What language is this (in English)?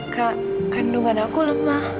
Indonesian